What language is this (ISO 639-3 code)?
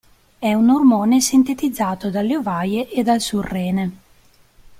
ita